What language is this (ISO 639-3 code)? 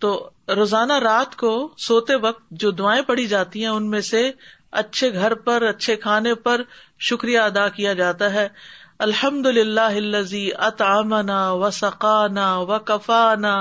urd